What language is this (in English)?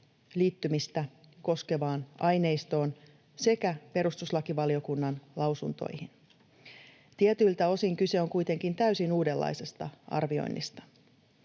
Finnish